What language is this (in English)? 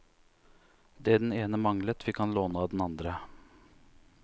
Norwegian